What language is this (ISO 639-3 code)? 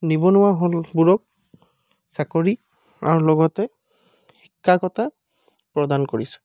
asm